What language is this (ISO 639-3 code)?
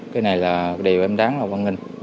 vie